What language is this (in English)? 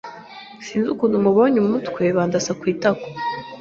Kinyarwanda